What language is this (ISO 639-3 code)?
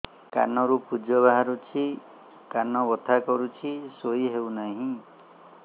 ori